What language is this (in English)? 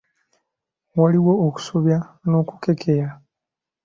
Ganda